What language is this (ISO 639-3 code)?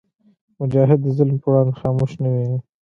pus